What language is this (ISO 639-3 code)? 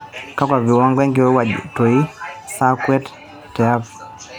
mas